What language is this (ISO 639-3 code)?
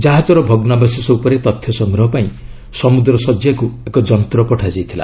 ori